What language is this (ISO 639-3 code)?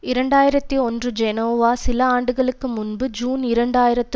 tam